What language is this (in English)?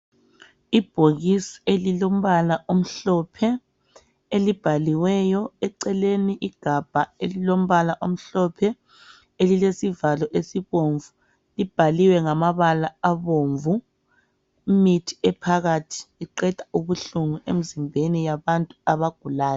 North Ndebele